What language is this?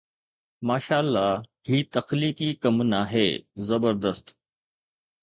Sindhi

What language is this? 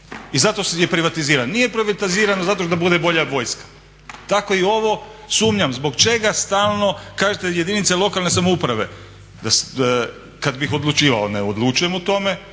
Croatian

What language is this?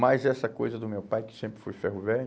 Portuguese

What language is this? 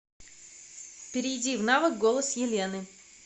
Russian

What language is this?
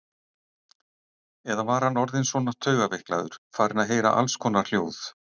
Icelandic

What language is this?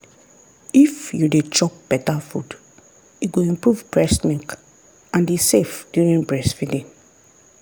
Nigerian Pidgin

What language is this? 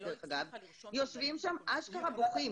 Hebrew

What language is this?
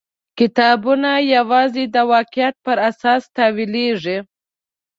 Pashto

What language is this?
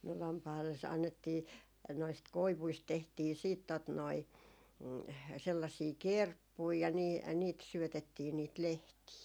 Finnish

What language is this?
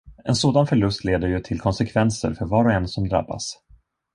Swedish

